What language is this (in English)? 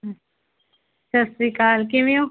Punjabi